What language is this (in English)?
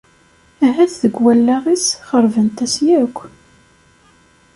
Kabyle